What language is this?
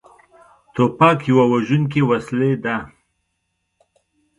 Pashto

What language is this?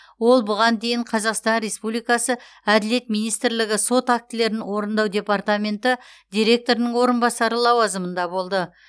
Kazakh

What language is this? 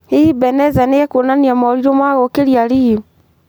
Kikuyu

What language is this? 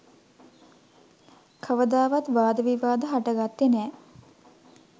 Sinhala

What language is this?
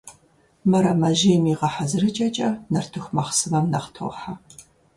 Kabardian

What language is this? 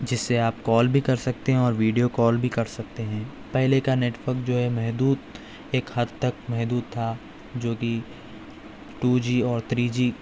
Urdu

